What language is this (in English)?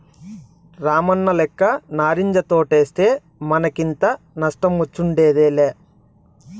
Telugu